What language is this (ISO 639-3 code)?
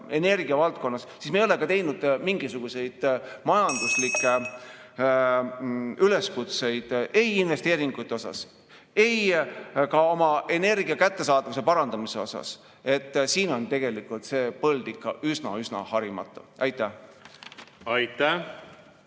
est